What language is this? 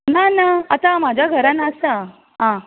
Konkani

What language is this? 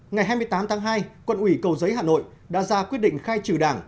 Vietnamese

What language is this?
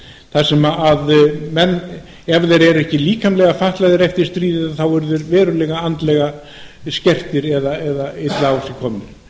Icelandic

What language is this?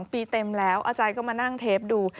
Thai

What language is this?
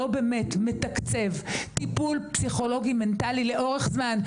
Hebrew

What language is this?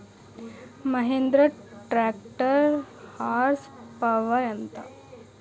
Telugu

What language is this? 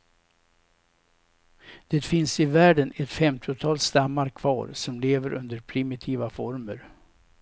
Swedish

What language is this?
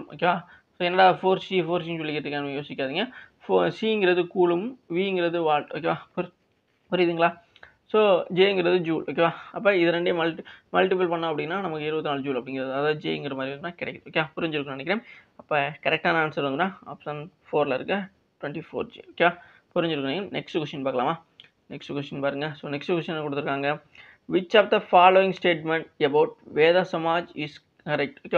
Tamil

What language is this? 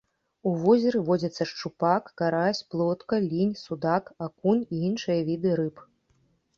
Belarusian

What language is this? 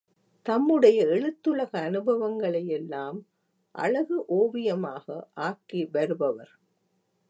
Tamil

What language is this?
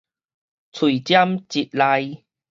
Min Nan Chinese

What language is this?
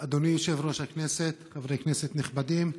Hebrew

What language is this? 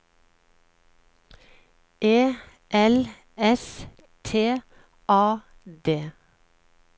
Norwegian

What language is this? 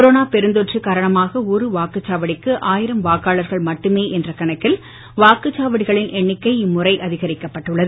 Tamil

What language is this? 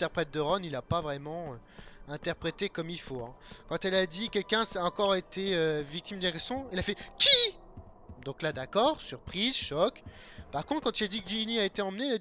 French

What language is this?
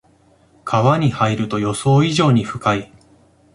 Japanese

